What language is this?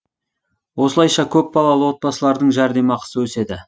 Kazakh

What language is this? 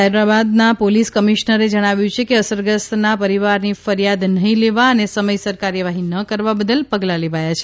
Gujarati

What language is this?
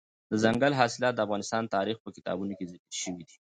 Pashto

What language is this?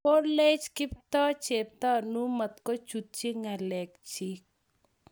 Kalenjin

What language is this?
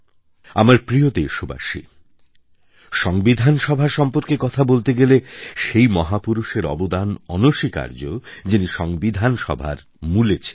Bangla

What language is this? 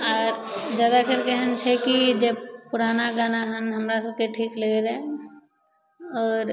Maithili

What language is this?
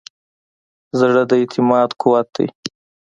Pashto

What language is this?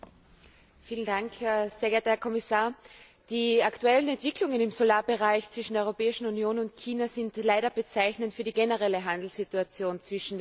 German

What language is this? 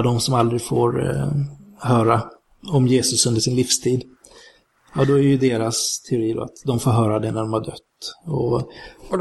Swedish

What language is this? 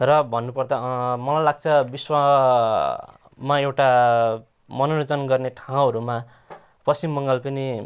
Nepali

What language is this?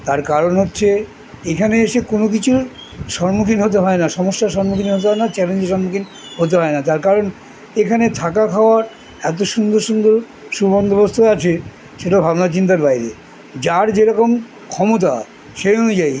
Bangla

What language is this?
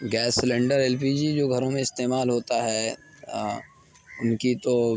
Urdu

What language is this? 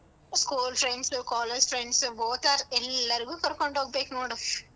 Kannada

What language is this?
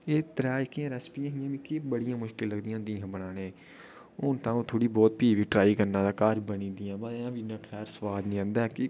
Dogri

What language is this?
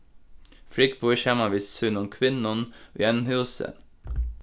Faroese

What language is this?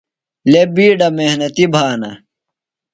Phalura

